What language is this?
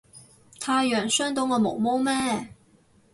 Cantonese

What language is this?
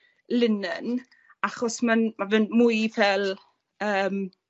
Welsh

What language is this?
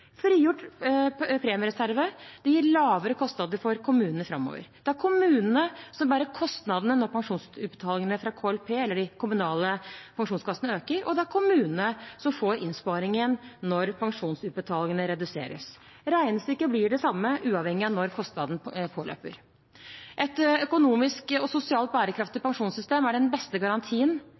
Norwegian Bokmål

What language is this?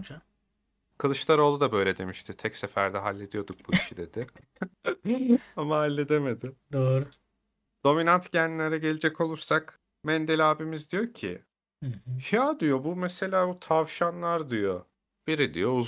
Turkish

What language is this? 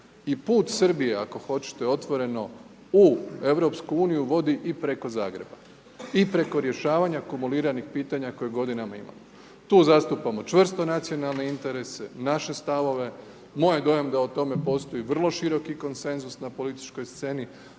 Croatian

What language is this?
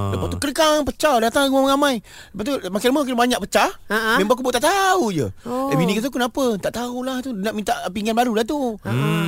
Malay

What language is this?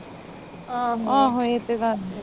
Punjabi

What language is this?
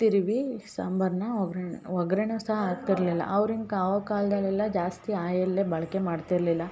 Kannada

